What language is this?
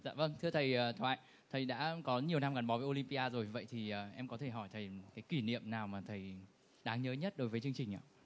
Vietnamese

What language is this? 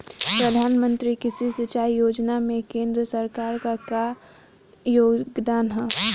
Bhojpuri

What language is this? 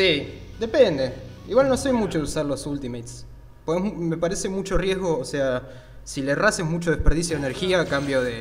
Spanish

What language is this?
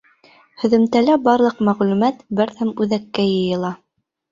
Bashkir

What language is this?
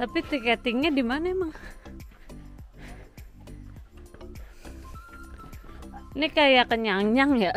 Indonesian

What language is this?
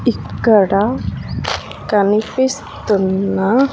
Telugu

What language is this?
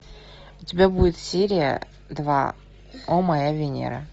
Russian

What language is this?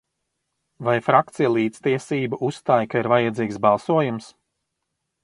Latvian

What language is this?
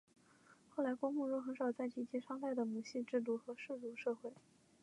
Chinese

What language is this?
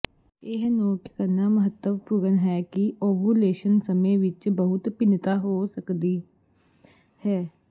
Punjabi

